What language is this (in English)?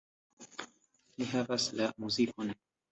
Esperanto